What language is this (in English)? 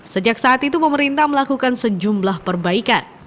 Indonesian